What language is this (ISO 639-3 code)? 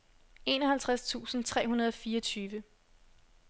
dan